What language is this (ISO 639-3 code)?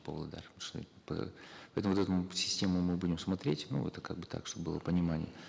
kaz